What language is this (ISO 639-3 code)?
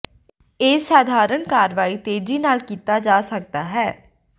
pan